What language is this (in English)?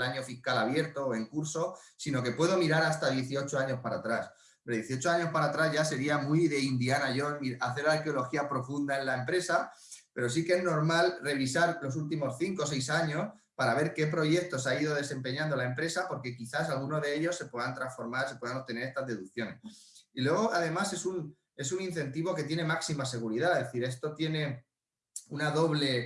Spanish